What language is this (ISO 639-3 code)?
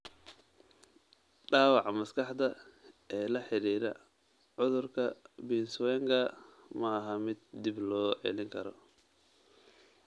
som